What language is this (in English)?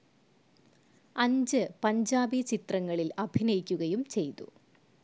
Malayalam